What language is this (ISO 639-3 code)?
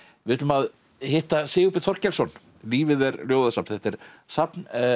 isl